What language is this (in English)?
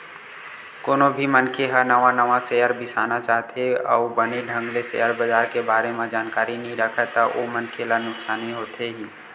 Chhattisgarhi